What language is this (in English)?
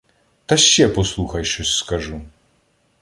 Ukrainian